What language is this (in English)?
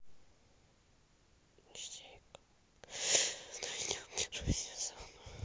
Russian